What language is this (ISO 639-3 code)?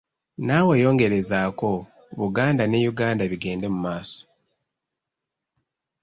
lug